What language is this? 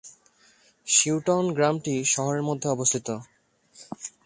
Bangla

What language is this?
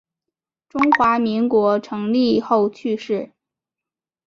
Chinese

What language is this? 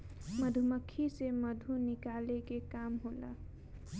Bhojpuri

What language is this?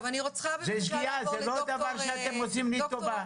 Hebrew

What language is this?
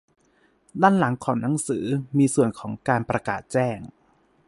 Thai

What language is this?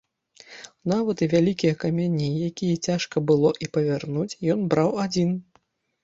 Belarusian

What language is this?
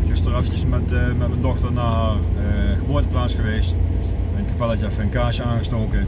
Dutch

